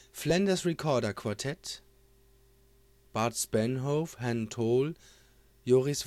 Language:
German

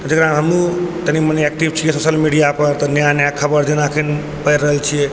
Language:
Maithili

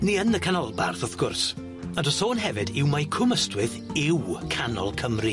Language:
Welsh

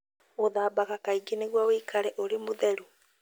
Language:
Kikuyu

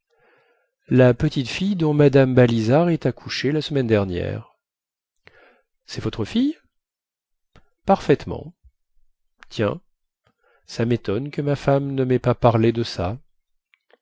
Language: French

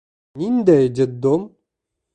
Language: Bashkir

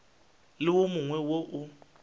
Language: Northern Sotho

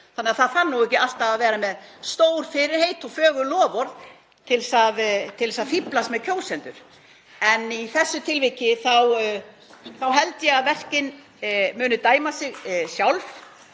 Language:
Icelandic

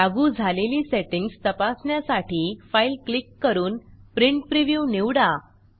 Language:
Marathi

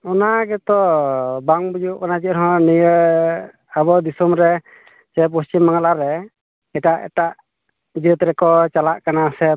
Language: Santali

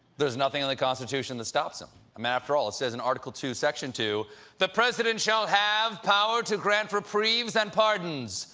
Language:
English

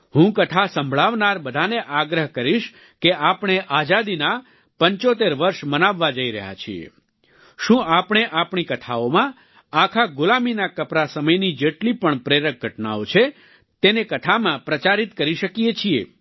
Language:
Gujarati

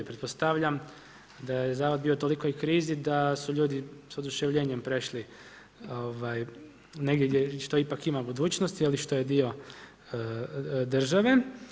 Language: Croatian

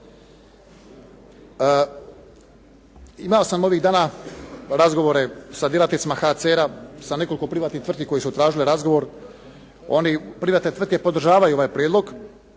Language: Croatian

